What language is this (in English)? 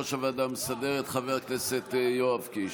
Hebrew